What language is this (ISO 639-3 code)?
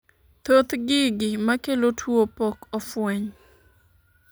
luo